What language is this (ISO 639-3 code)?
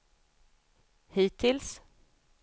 swe